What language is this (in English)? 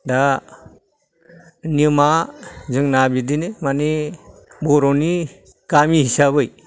Bodo